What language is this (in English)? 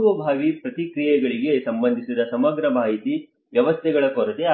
Kannada